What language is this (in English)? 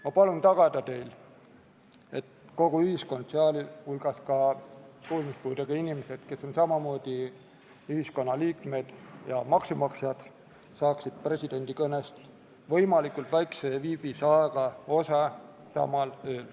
Estonian